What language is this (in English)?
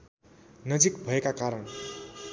Nepali